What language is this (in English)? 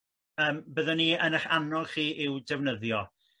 Welsh